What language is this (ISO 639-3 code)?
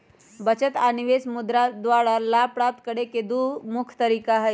mag